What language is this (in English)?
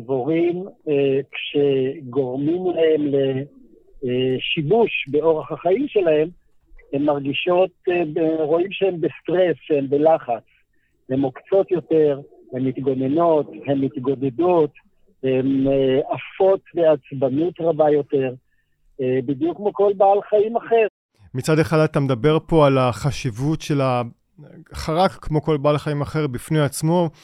Hebrew